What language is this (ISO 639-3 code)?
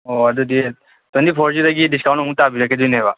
mni